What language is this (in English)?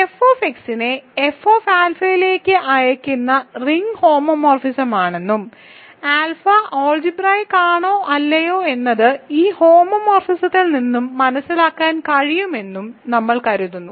Malayalam